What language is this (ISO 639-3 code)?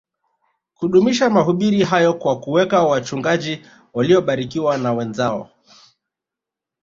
swa